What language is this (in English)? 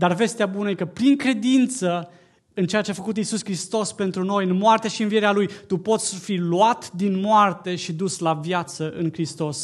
Romanian